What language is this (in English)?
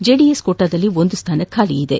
Kannada